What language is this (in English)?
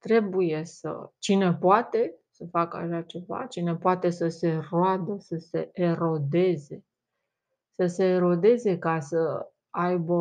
Romanian